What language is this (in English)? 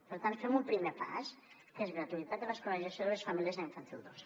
Catalan